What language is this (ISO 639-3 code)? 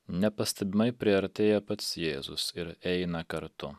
lit